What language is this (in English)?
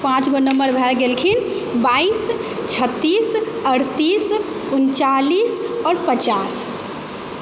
Maithili